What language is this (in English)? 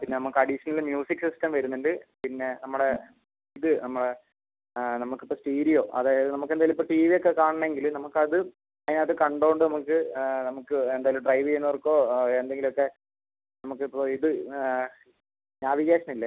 Malayalam